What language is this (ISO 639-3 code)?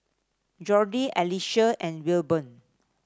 eng